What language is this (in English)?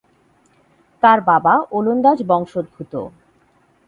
Bangla